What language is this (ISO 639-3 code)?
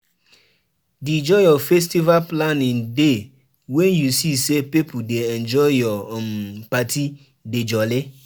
pcm